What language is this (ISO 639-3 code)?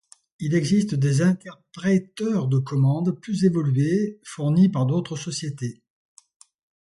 fra